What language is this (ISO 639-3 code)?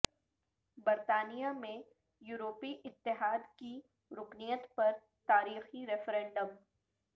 urd